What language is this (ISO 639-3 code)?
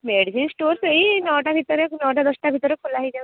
ori